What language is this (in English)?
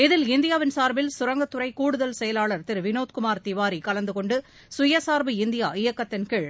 Tamil